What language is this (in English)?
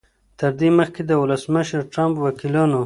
Pashto